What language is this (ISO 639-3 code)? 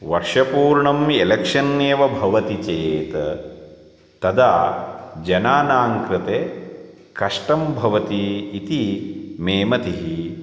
san